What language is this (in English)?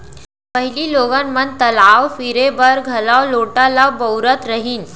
Chhattisgarhi